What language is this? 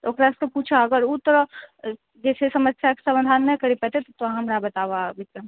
Maithili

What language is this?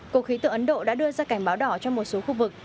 Vietnamese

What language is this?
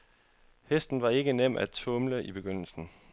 Danish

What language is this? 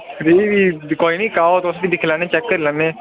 Dogri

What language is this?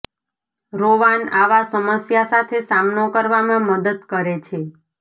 Gujarati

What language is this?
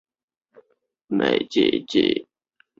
Chinese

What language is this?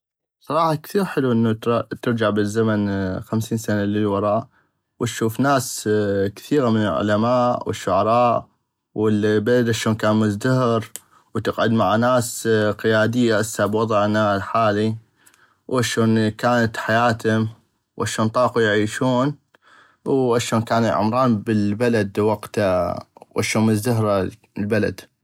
North Mesopotamian Arabic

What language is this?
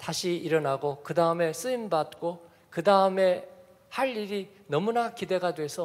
Korean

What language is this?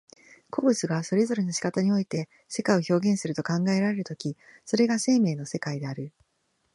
Japanese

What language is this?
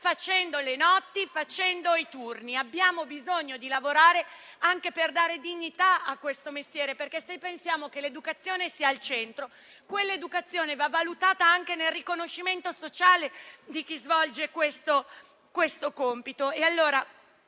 Italian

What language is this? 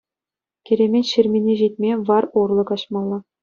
Chuvash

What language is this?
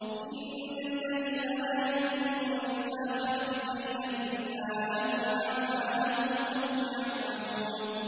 Arabic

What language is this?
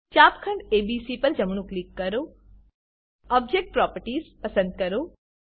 Gujarati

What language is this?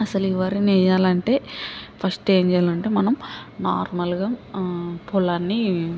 Telugu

